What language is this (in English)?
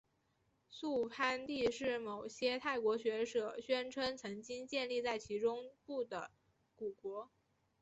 Chinese